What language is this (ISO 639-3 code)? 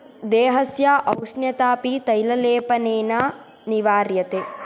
san